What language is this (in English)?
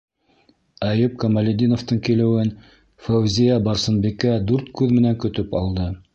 Bashkir